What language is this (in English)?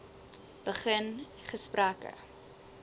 Afrikaans